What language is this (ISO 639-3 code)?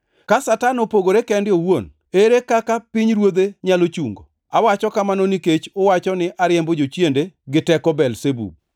luo